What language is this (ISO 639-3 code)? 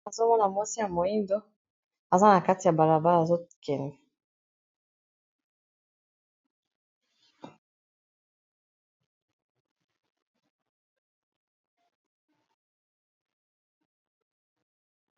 lin